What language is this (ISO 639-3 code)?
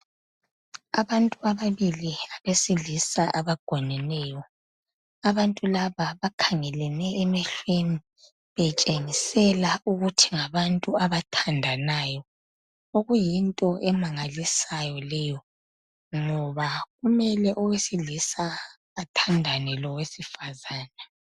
nde